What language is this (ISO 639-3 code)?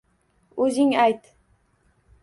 uzb